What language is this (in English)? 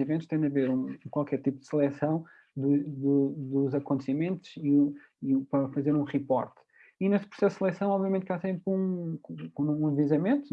Portuguese